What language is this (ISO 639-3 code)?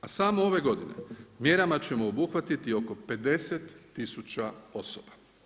hrv